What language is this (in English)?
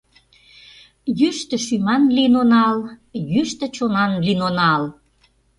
Mari